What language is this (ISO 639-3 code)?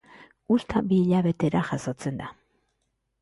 eus